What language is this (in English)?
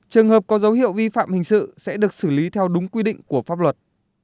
Vietnamese